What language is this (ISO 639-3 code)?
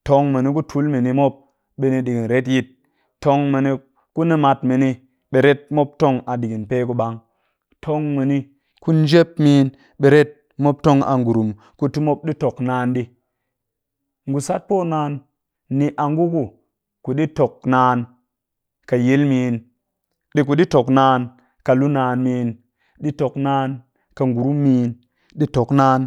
cky